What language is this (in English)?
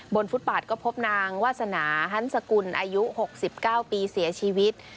Thai